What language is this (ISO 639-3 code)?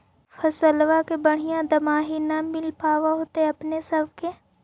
mag